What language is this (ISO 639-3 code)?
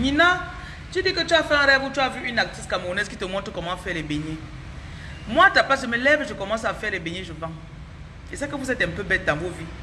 fra